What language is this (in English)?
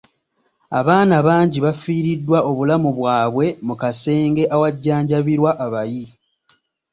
Ganda